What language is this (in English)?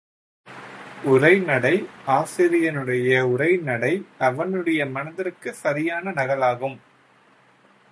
Tamil